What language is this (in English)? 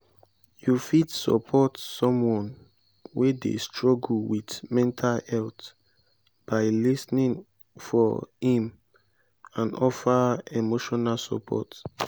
Nigerian Pidgin